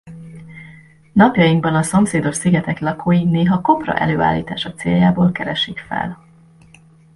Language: Hungarian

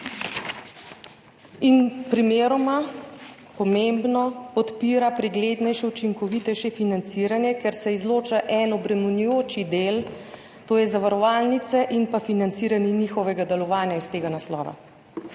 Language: Slovenian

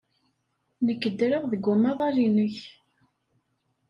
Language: Kabyle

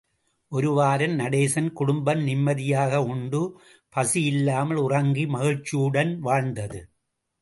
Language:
Tamil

